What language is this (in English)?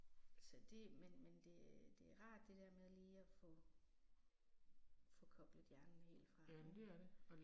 Danish